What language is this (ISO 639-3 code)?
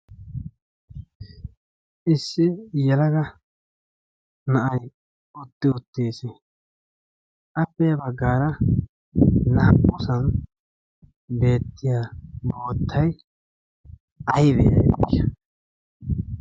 wal